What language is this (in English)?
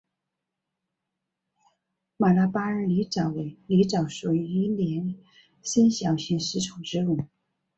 Chinese